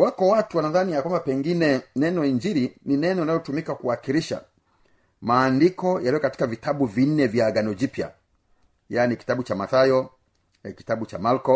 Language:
Swahili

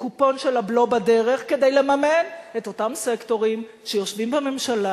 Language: Hebrew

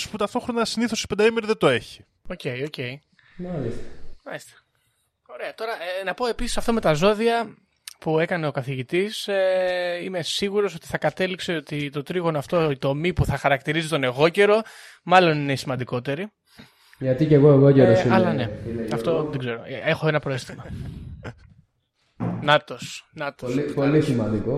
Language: Greek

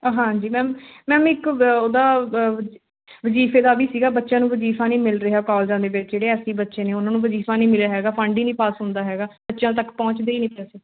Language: Punjabi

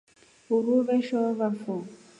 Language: Rombo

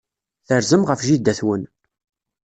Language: Kabyle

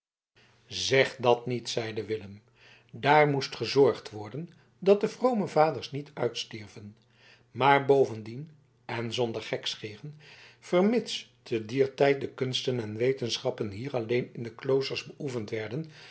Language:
Dutch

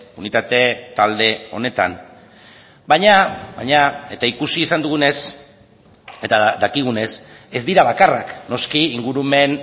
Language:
Basque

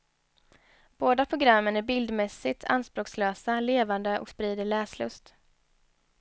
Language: Swedish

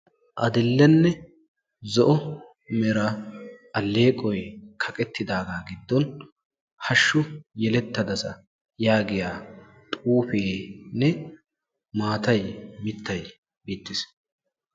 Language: Wolaytta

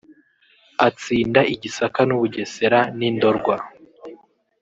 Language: Kinyarwanda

